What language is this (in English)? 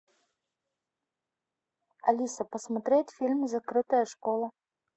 Russian